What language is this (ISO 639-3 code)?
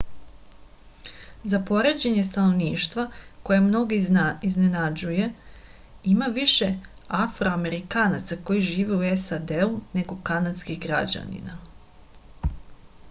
srp